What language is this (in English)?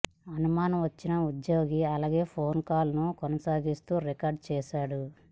Telugu